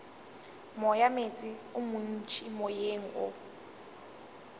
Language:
Northern Sotho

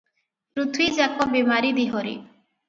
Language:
Odia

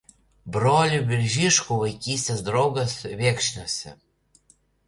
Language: Lithuanian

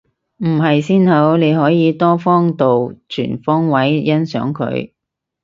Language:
Cantonese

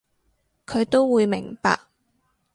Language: Cantonese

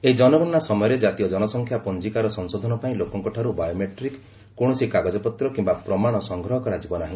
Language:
Odia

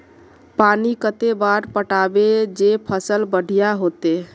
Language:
Magahi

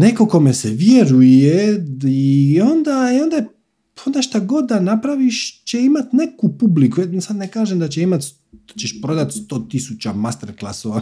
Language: Croatian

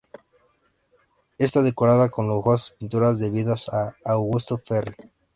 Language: Spanish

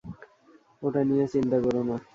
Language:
Bangla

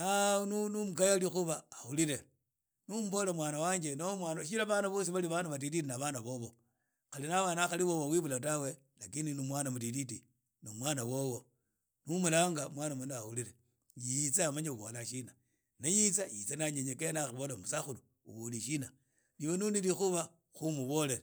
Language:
Idakho-Isukha-Tiriki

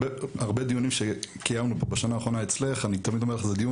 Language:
Hebrew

